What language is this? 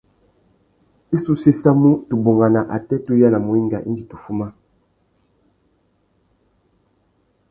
Tuki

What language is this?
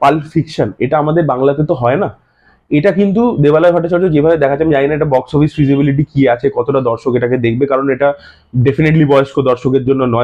Hindi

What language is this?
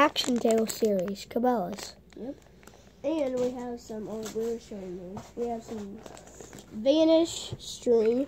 English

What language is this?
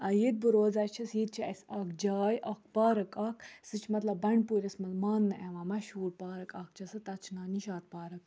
Kashmiri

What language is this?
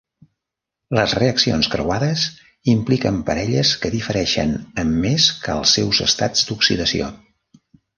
Catalan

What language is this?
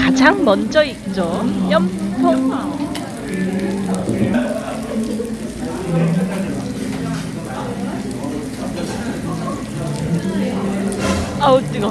Korean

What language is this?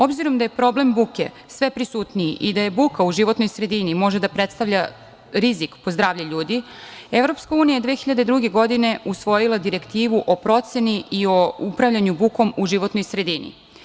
Serbian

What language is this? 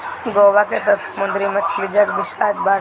Bhojpuri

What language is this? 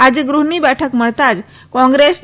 Gujarati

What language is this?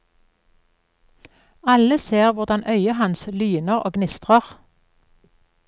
Norwegian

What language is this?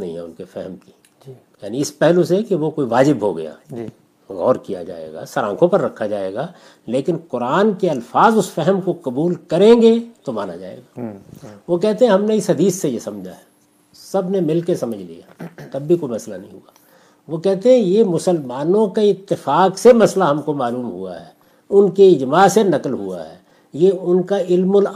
Urdu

